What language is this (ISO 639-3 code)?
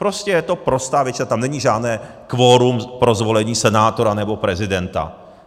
ces